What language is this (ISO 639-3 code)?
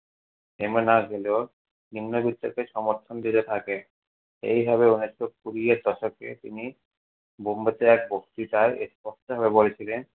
ben